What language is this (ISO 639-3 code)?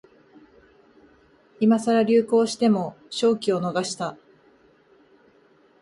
jpn